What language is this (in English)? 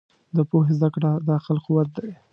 Pashto